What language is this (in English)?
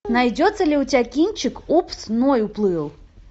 Russian